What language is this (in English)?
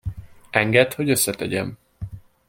Hungarian